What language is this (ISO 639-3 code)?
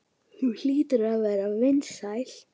isl